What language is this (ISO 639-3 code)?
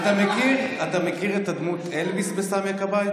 heb